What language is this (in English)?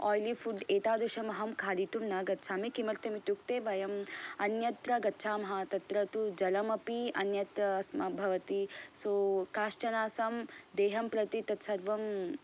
Sanskrit